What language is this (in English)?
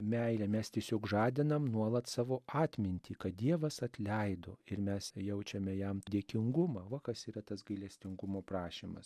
Lithuanian